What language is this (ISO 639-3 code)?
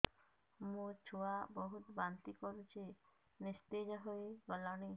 ori